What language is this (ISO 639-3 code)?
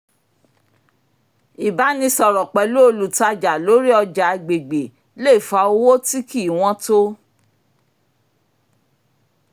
yor